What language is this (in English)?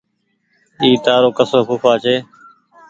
Goaria